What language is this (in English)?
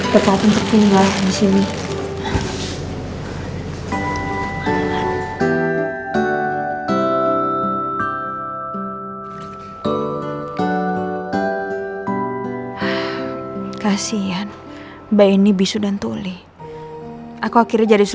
Indonesian